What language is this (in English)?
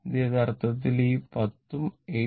Malayalam